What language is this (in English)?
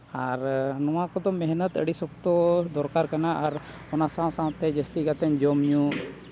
Santali